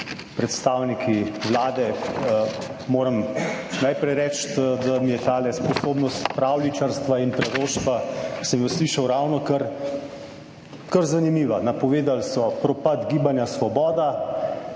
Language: Slovenian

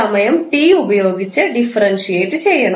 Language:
Malayalam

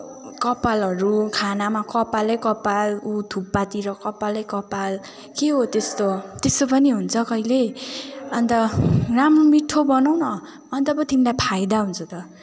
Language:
Nepali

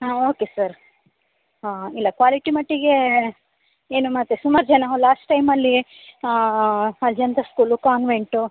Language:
Kannada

